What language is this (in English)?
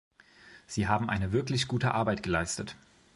German